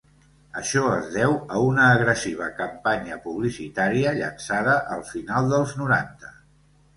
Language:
Catalan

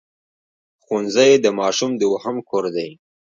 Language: Pashto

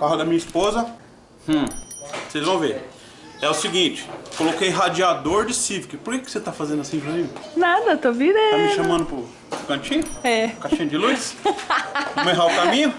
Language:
Portuguese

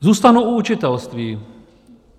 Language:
Czech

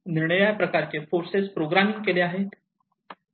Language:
Marathi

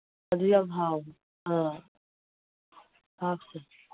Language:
Manipuri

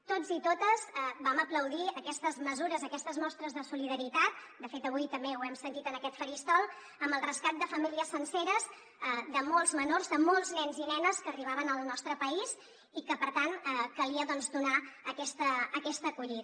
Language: Catalan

